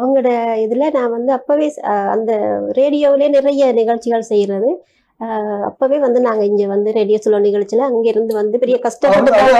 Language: Tamil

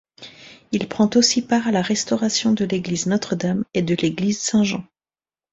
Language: French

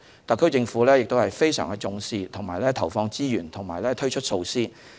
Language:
Cantonese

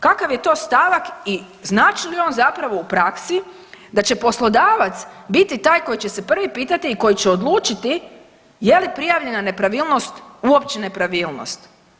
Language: Croatian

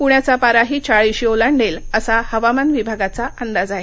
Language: Marathi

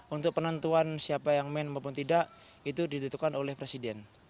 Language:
Indonesian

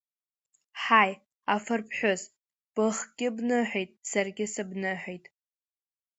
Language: Abkhazian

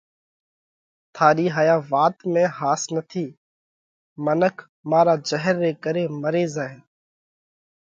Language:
Parkari Koli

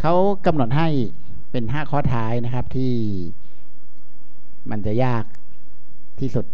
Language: Thai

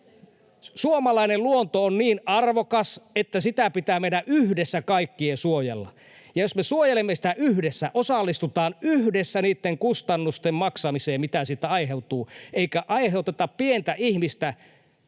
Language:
Finnish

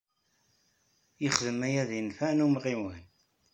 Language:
Kabyle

